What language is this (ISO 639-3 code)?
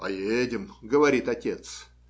rus